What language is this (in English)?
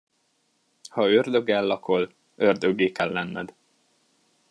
Hungarian